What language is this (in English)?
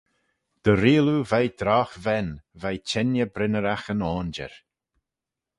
Manx